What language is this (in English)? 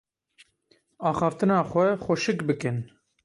Kurdish